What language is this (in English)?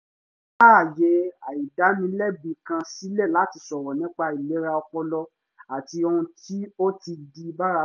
Yoruba